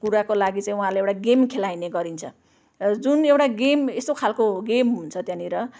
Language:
Nepali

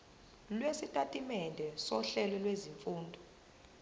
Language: Zulu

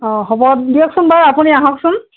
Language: Assamese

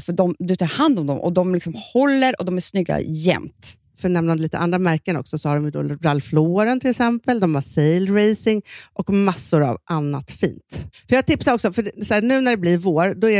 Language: Swedish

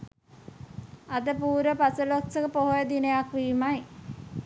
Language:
Sinhala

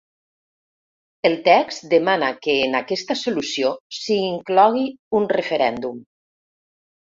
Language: Catalan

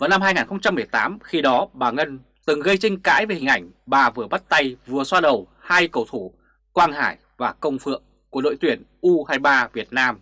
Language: Vietnamese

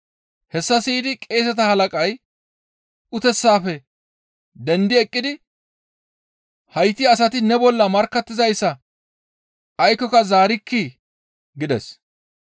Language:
Gamo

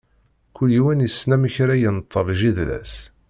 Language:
Kabyle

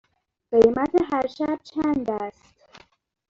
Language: Persian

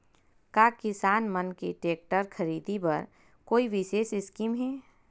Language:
Chhattisgarhi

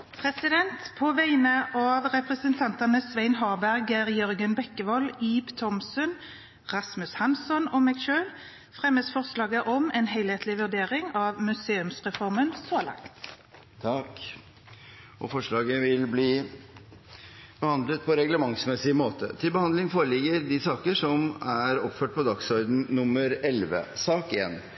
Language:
Norwegian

